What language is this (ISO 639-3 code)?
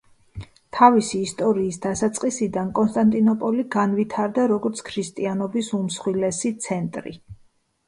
kat